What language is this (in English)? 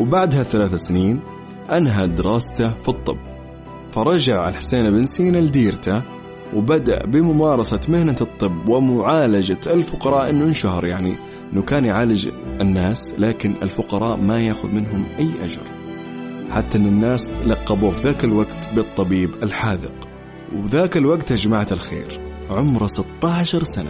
Arabic